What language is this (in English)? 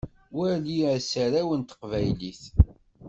Kabyle